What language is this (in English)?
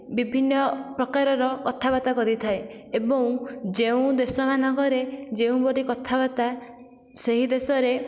Odia